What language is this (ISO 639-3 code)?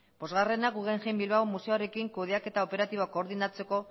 eus